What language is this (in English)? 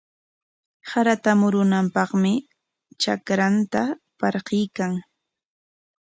Corongo Ancash Quechua